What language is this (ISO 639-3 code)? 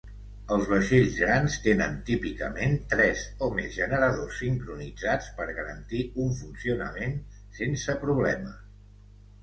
cat